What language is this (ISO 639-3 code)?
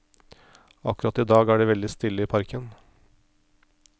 nor